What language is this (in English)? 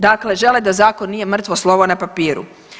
Croatian